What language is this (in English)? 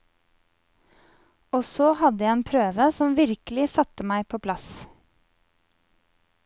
Norwegian